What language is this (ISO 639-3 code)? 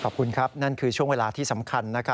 tha